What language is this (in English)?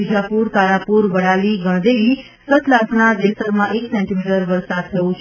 Gujarati